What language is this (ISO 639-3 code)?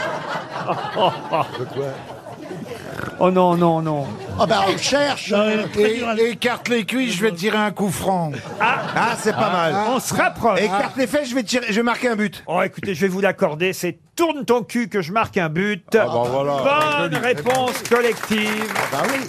fra